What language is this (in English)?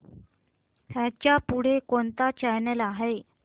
Marathi